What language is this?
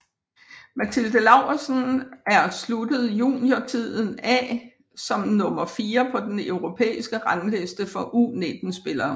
Danish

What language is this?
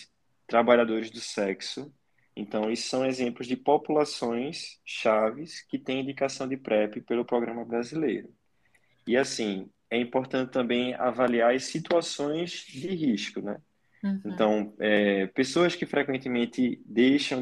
Portuguese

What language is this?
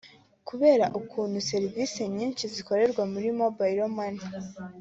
Kinyarwanda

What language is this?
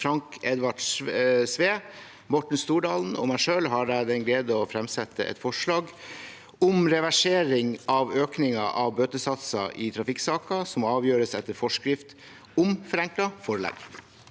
Norwegian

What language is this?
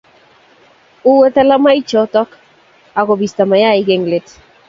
Kalenjin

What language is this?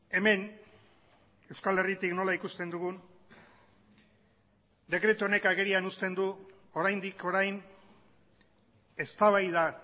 Basque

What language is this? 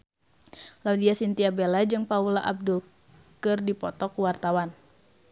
Sundanese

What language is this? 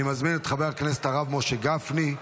Hebrew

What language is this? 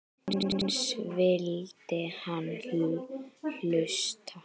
Icelandic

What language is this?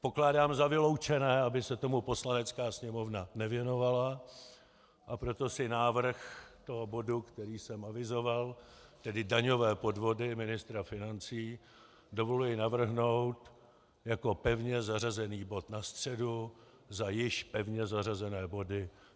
Czech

